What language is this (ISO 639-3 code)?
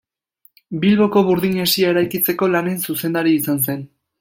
eus